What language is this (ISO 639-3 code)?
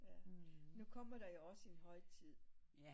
dan